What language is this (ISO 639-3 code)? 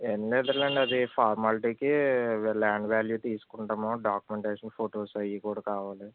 tel